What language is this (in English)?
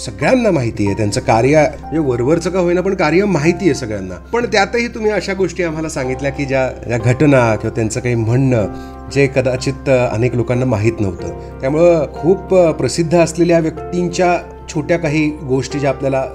Marathi